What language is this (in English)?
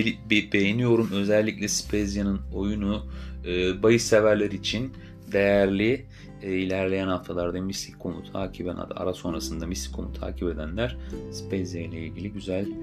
Turkish